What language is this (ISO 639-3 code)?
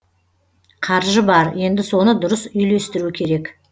kaz